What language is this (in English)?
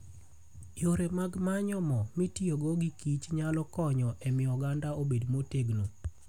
Luo (Kenya and Tanzania)